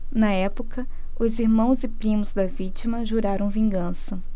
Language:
Portuguese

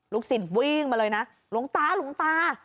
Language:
Thai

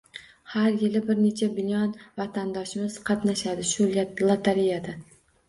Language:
Uzbek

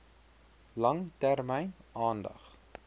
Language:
Afrikaans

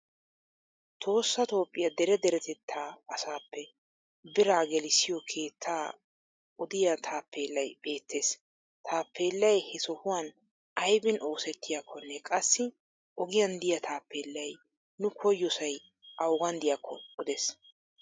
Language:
Wolaytta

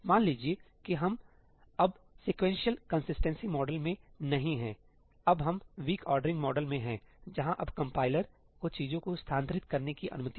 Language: Hindi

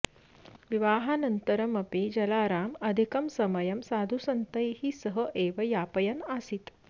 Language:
Sanskrit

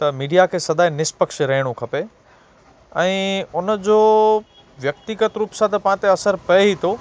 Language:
Sindhi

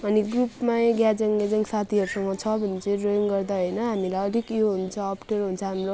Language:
Nepali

